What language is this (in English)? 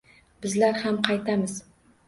Uzbek